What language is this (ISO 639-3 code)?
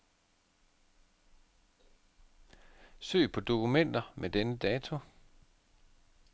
dan